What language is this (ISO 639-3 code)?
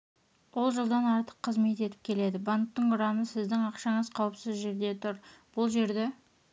kaz